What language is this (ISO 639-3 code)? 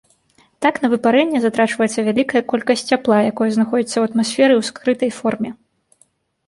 bel